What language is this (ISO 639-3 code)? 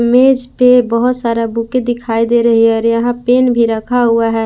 hin